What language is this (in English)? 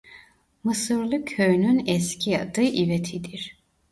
Turkish